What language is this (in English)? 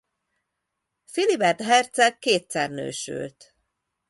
Hungarian